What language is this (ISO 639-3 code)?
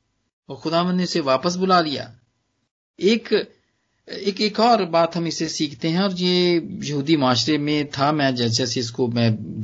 pan